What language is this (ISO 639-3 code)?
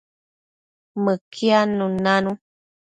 mcf